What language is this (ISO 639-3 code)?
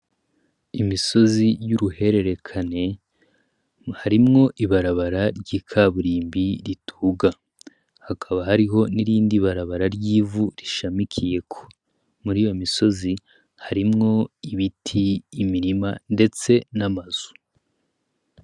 run